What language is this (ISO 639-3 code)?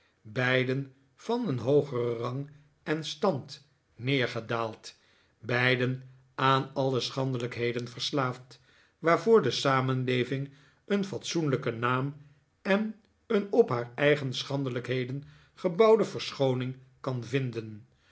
nld